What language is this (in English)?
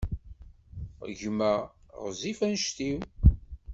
Kabyle